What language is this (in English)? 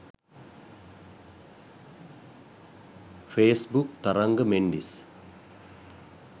Sinhala